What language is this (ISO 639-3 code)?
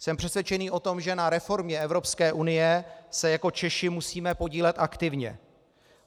ces